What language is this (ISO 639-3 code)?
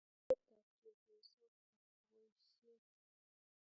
kln